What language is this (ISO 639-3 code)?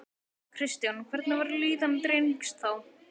isl